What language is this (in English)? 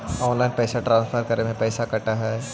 Magahi